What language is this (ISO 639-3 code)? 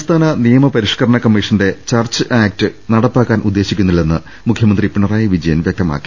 mal